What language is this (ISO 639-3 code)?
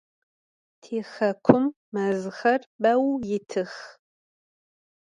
ady